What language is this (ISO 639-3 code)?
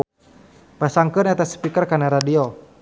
sun